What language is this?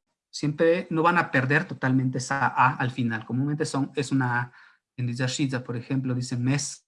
Spanish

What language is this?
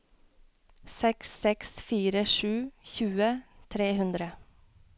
Norwegian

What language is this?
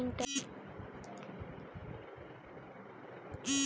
Hindi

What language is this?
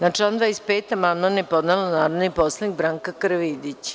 Serbian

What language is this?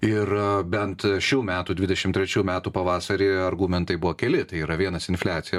Lithuanian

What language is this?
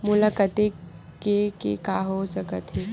Chhattisgarhi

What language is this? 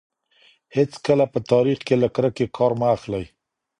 Pashto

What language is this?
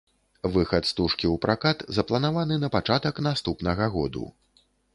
Belarusian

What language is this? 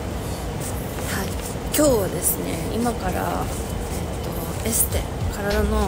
Japanese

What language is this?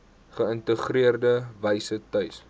Afrikaans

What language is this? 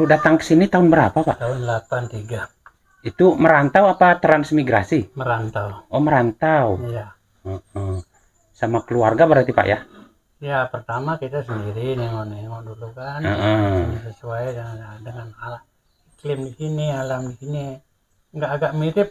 Indonesian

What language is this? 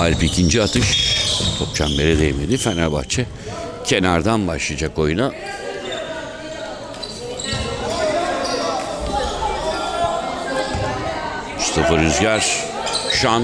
Turkish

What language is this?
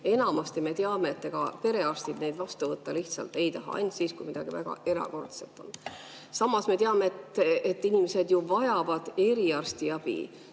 Estonian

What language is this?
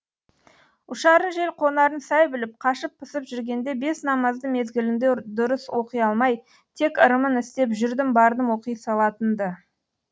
Kazakh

